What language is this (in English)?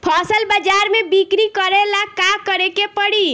Bhojpuri